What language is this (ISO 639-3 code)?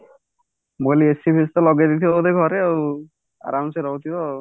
ori